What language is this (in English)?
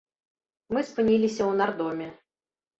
Belarusian